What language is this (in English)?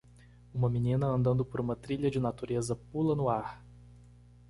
Portuguese